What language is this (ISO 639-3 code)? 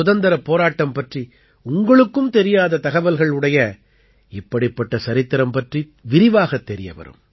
tam